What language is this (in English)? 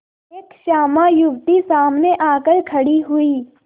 Hindi